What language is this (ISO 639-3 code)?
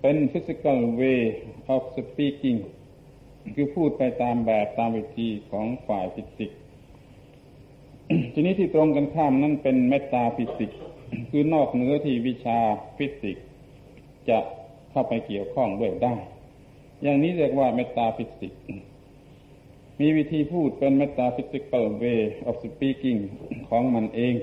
tha